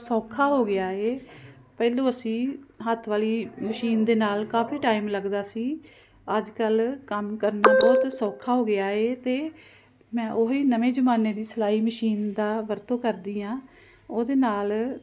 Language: Punjabi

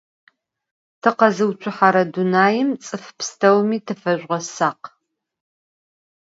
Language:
Adyghe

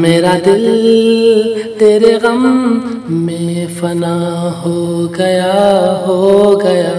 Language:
Hindi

